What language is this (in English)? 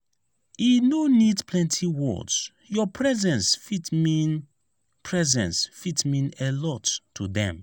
Nigerian Pidgin